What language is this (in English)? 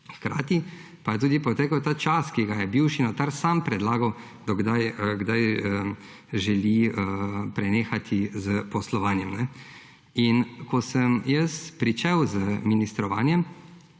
Slovenian